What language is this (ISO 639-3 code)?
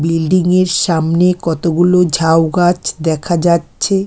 ben